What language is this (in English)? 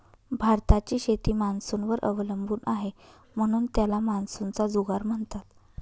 Marathi